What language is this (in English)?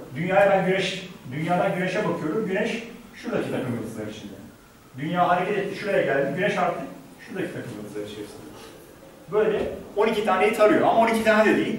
Turkish